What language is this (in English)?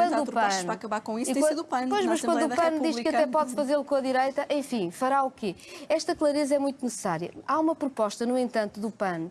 Portuguese